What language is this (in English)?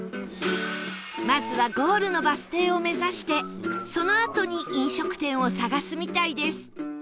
Japanese